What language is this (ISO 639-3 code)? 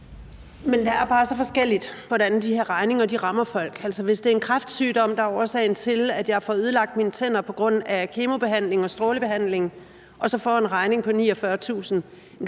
dan